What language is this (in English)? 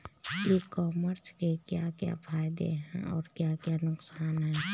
Hindi